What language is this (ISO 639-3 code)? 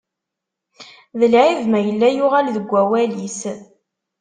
kab